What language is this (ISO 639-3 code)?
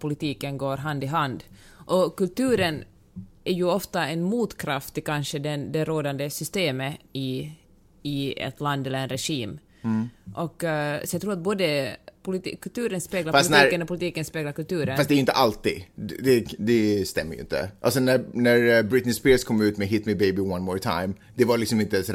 swe